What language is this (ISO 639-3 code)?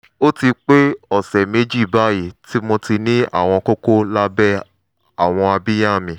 yor